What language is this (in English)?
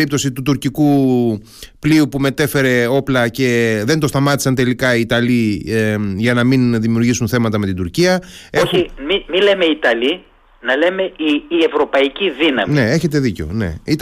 Greek